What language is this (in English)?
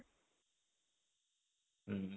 Odia